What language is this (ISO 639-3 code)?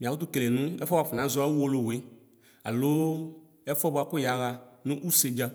kpo